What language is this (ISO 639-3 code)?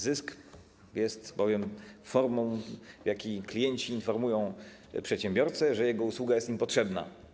pol